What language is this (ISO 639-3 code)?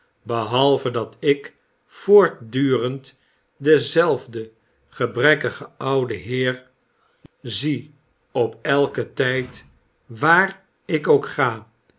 nld